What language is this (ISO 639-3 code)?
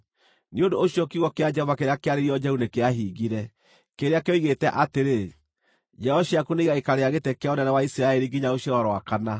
kik